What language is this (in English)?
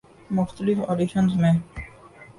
Urdu